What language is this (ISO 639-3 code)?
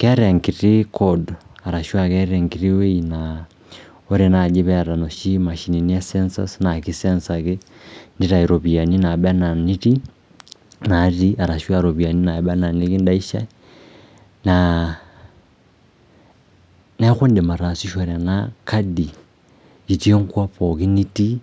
mas